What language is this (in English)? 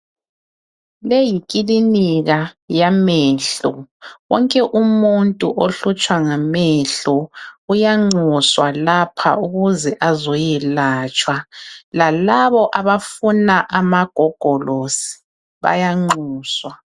North Ndebele